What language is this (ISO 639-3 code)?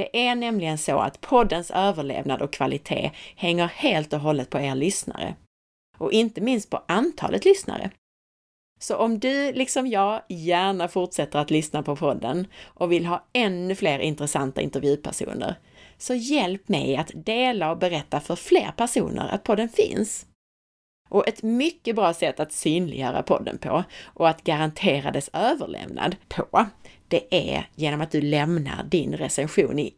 swe